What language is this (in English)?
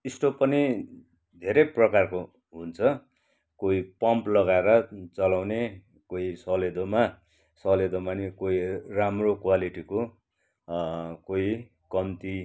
Nepali